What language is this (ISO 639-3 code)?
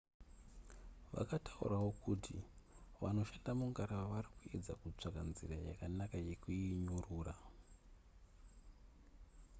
sna